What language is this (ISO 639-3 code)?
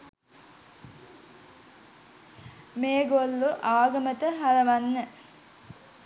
sin